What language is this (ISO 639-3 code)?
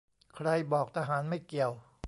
tha